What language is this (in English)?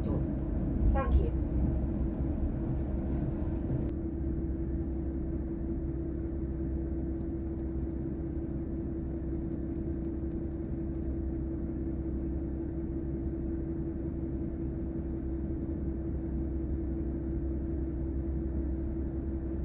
Japanese